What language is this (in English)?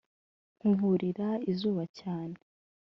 Kinyarwanda